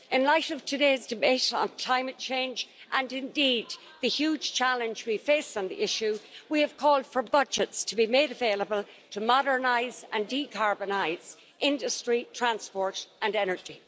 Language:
English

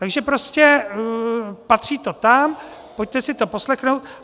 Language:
Czech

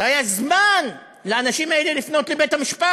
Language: Hebrew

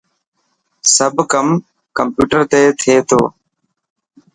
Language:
Dhatki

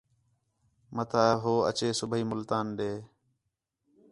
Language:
Khetrani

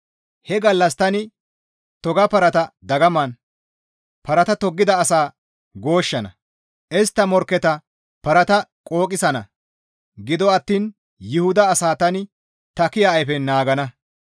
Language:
Gamo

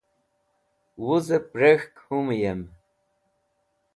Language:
Wakhi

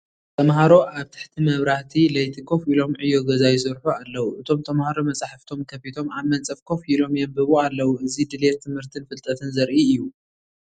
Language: Tigrinya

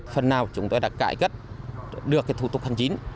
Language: Vietnamese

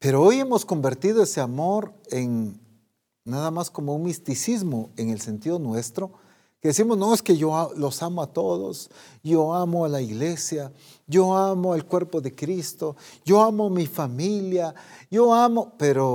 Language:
Spanish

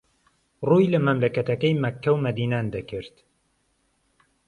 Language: Central Kurdish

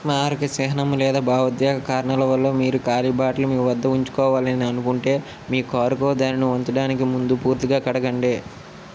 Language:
Telugu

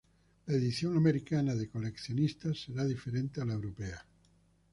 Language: Spanish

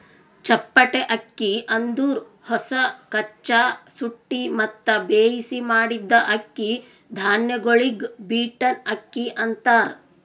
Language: Kannada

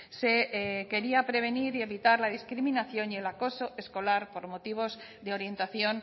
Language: Spanish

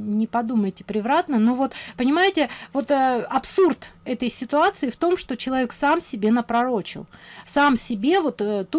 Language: Russian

